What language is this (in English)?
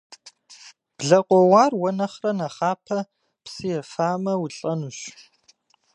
Kabardian